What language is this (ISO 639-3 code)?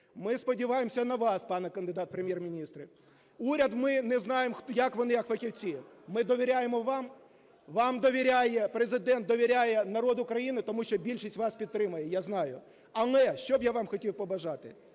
ukr